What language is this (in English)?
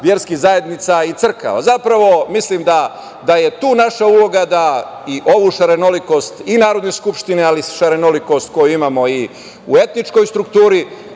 Serbian